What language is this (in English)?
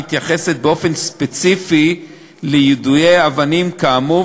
Hebrew